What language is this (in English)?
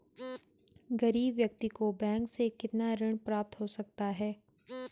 Hindi